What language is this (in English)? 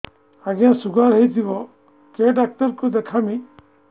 Odia